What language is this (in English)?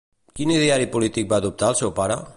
Catalan